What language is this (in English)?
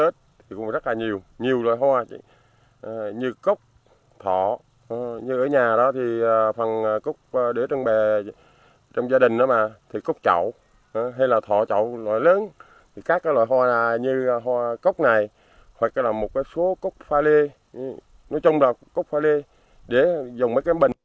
Vietnamese